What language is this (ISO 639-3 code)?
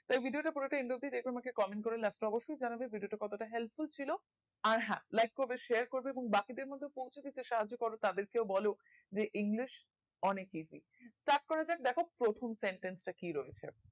ben